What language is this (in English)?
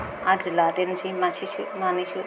Bodo